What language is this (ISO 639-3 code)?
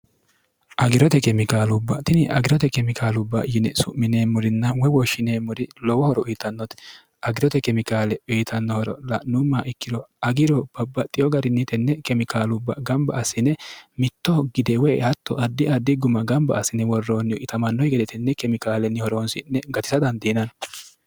sid